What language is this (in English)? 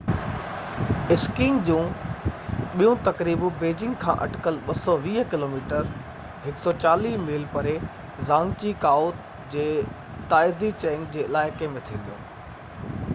Sindhi